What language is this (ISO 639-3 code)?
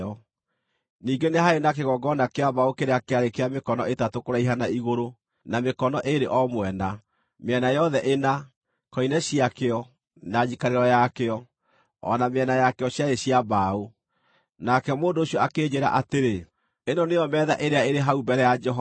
kik